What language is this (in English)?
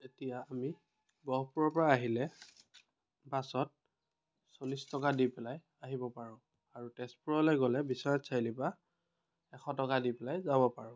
Assamese